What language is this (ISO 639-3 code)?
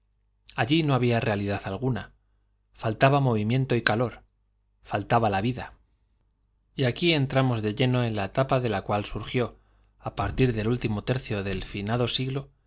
spa